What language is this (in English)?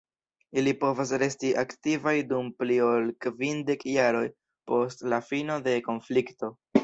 Esperanto